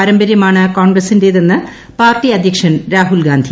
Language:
Malayalam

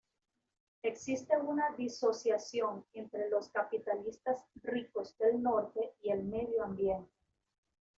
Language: Spanish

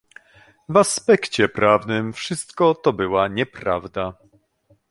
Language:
Polish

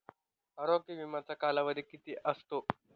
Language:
Marathi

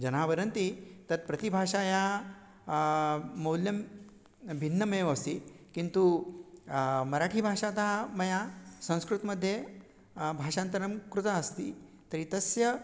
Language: Sanskrit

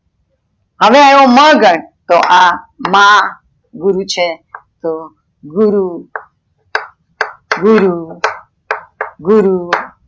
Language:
Gujarati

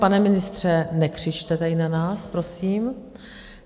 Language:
Czech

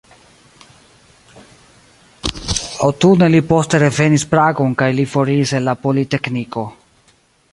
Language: Esperanto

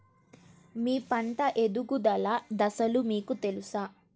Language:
Telugu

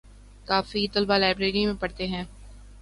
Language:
Urdu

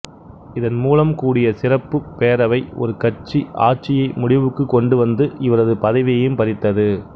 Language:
Tamil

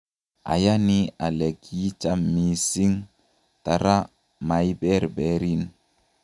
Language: Kalenjin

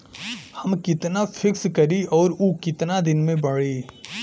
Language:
Bhojpuri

